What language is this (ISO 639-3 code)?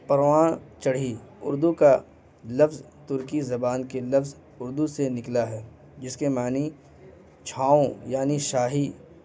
urd